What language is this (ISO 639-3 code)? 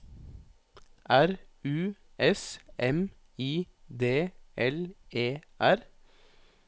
nor